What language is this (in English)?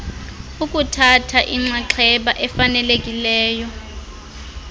Xhosa